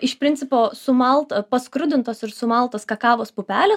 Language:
Lithuanian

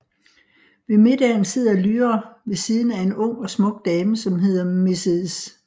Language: Danish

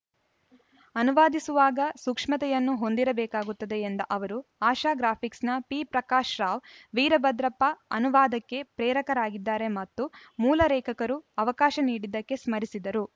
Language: Kannada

